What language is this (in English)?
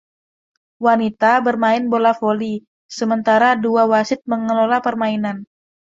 Indonesian